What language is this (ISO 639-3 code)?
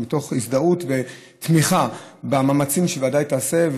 heb